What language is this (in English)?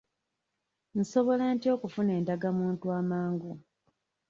Ganda